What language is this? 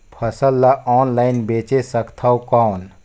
Chhattisgarhi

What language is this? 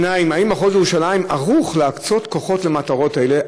Hebrew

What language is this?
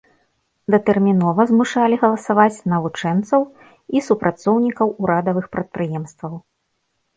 Belarusian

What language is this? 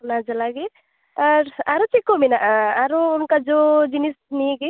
Santali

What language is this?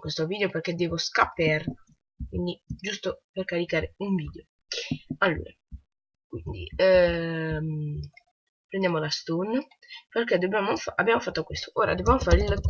Italian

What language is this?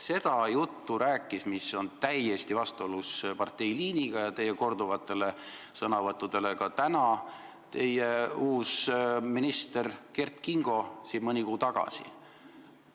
Estonian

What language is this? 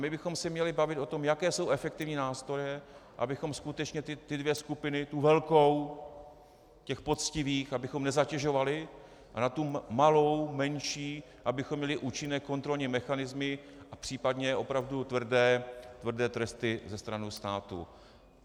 Czech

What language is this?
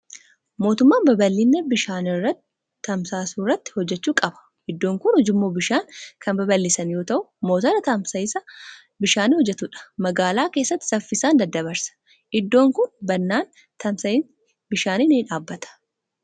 Oromo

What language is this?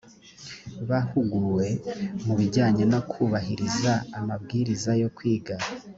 Kinyarwanda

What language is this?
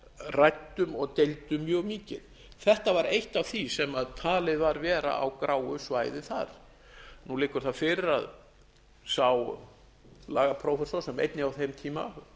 Icelandic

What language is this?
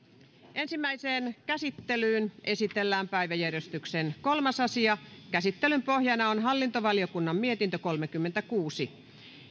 Finnish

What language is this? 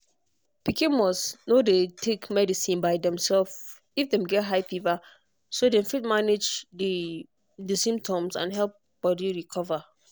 Nigerian Pidgin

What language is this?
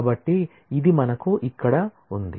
Telugu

